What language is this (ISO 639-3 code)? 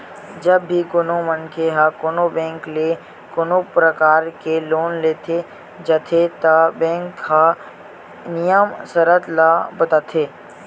hne